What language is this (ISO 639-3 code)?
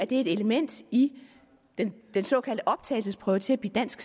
dan